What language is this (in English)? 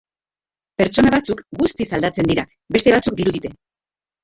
Basque